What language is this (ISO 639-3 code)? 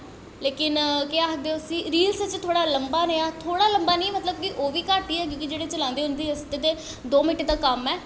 doi